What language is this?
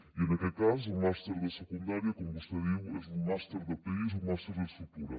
Catalan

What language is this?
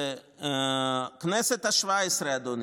Hebrew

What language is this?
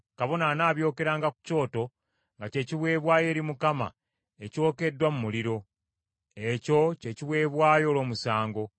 Ganda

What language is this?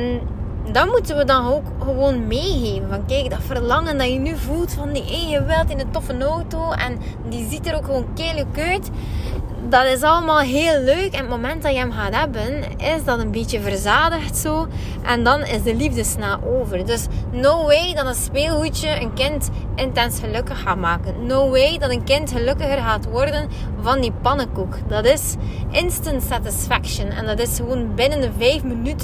Dutch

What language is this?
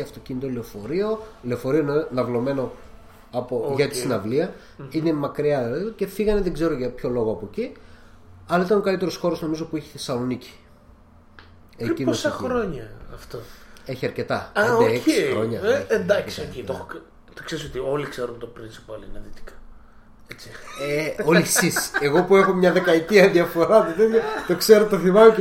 Greek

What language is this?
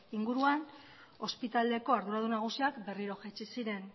Basque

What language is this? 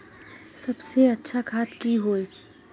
Magahi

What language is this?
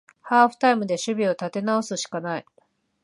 Japanese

